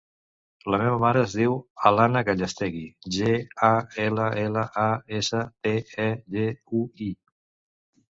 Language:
Catalan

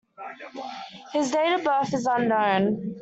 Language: English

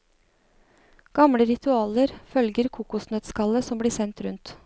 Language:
Norwegian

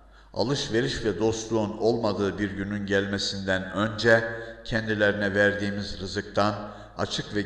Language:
Turkish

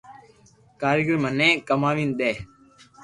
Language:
Loarki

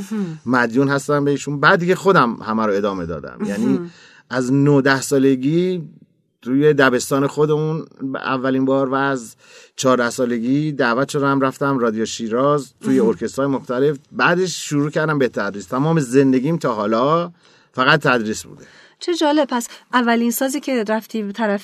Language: Persian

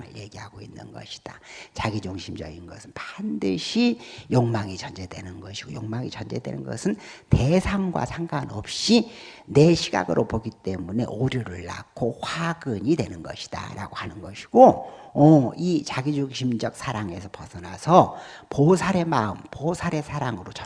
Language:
Korean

